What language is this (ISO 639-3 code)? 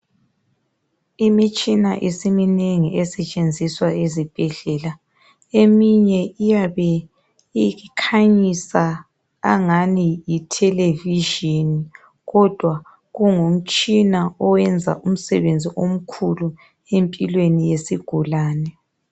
nde